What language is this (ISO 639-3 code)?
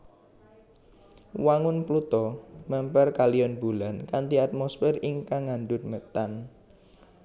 jav